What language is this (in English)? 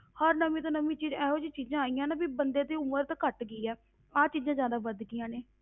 Punjabi